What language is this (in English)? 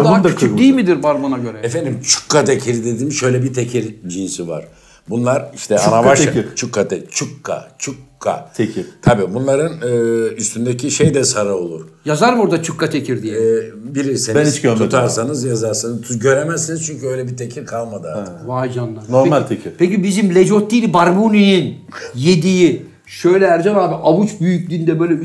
Turkish